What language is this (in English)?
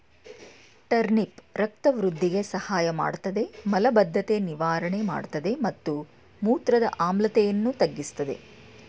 Kannada